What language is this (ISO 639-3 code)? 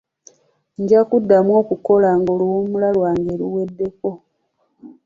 lug